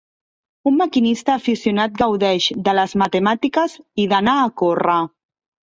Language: Catalan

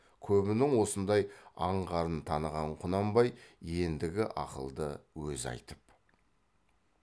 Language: Kazakh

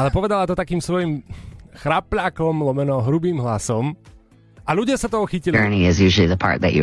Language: Slovak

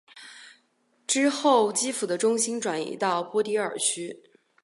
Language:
Chinese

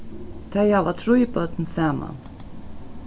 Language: Faroese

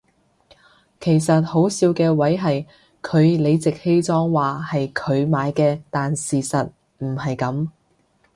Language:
Cantonese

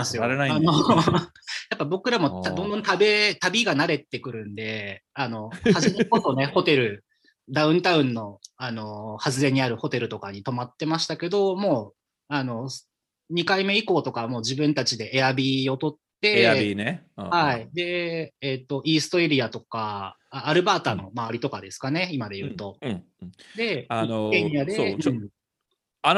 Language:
Japanese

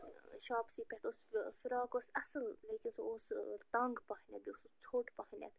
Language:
Kashmiri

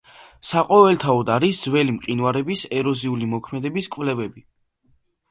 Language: Georgian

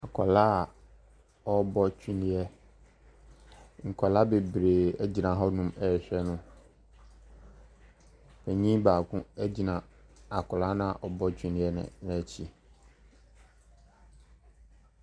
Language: Akan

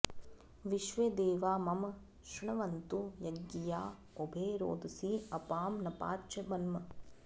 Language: Sanskrit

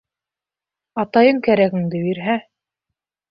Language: Bashkir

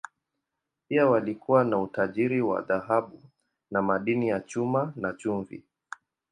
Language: Swahili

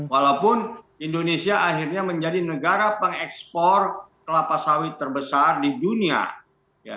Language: Indonesian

